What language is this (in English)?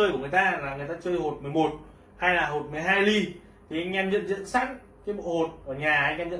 Vietnamese